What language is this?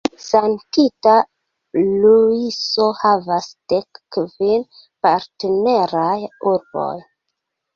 Esperanto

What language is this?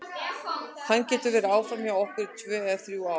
Icelandic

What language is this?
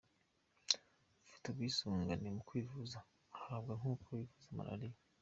Kinyarwanda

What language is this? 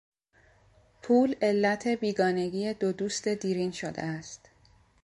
Persian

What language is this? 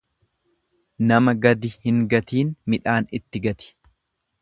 Oromo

